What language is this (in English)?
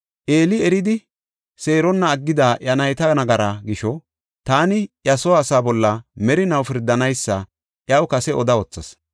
Gofa